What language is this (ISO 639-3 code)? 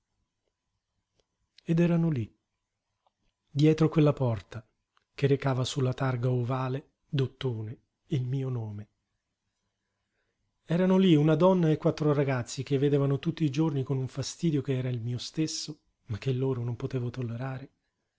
ita